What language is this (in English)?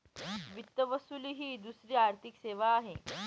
Marathi